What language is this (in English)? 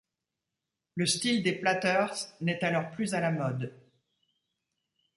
French